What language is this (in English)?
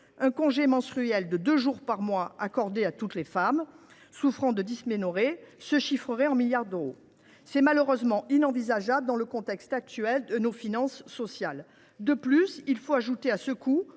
French